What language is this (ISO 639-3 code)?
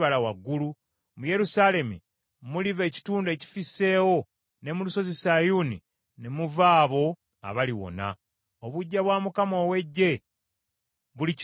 lug